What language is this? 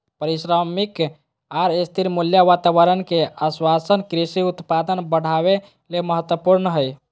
Magahi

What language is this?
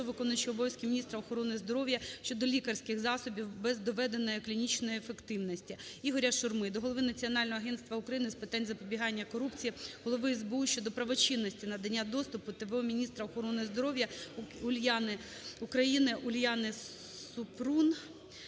Ukrainian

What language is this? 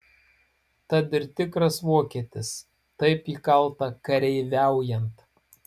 Lithuanian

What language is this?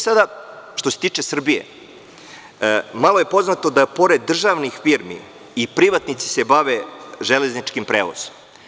Serbian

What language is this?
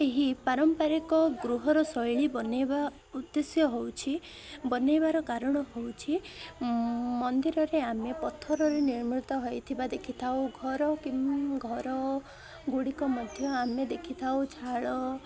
Odia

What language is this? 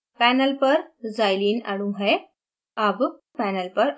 Hindi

